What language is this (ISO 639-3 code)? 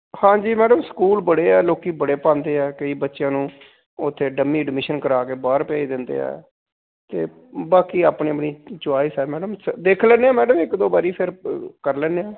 pan